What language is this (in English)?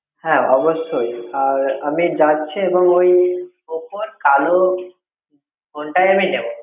Bangla